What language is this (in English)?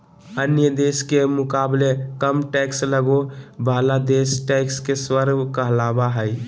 Magahi